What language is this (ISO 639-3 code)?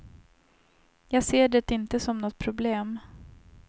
swe